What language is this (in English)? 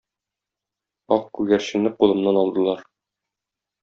Tatar